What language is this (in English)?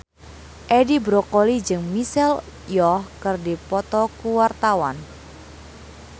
Sundanese